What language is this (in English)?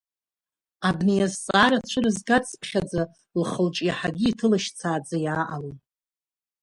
Abkhazian